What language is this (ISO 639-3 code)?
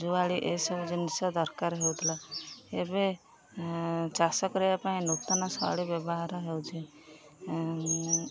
ori